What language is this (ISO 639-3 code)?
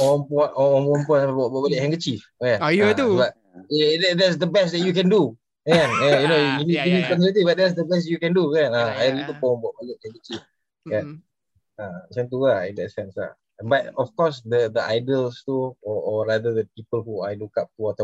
msa